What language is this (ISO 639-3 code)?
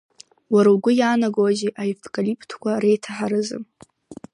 abk